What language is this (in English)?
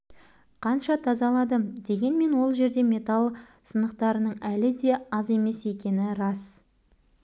Kazakh